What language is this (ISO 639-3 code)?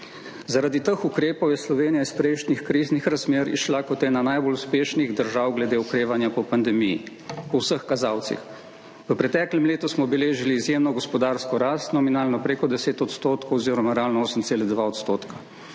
slv